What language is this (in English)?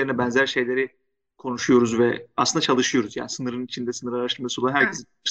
Turkish